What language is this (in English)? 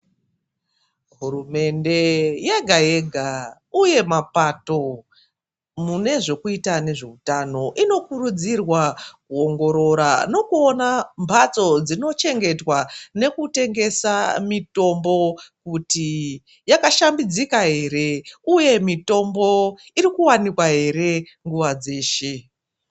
Ndau